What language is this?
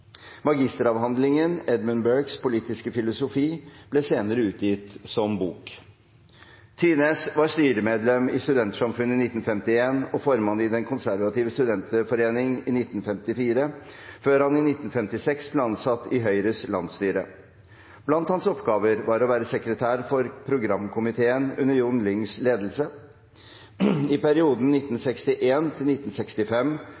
Norwegian Bokmål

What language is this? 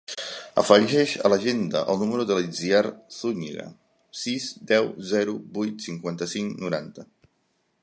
Catalan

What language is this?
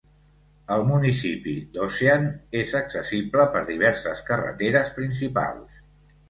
Catalan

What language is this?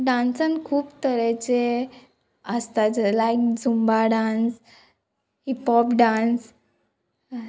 Konkani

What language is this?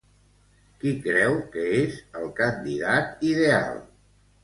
Catalan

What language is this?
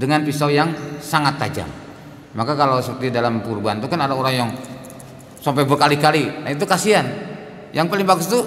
Indonesian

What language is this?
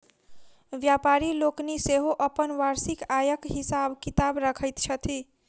Maithili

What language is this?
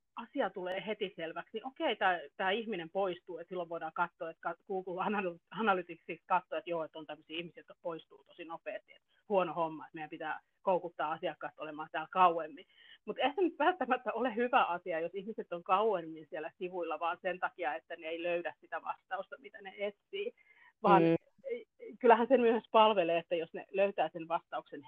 Finnish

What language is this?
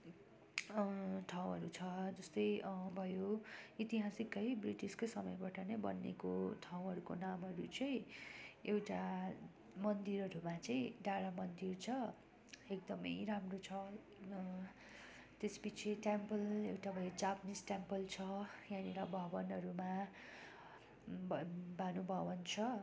Nepali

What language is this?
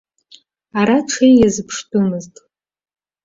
Abkhazian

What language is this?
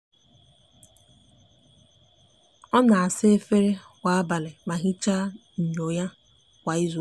Igbo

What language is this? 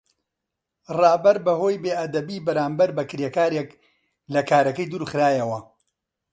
Central Kurdish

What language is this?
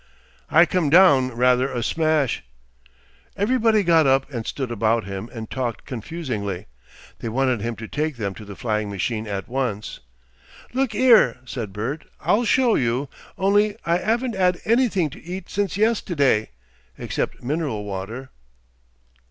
English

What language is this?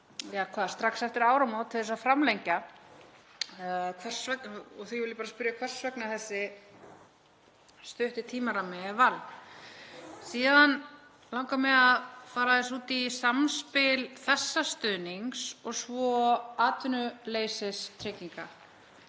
Icelandic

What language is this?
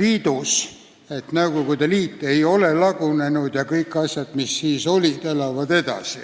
Estonian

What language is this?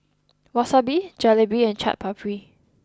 English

